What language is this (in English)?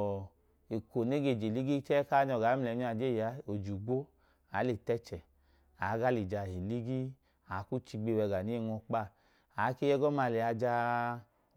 Idoma